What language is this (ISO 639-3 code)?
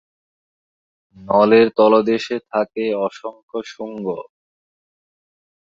ben